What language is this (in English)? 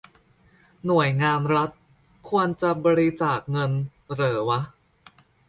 Thai